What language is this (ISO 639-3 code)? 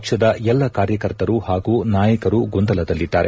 kan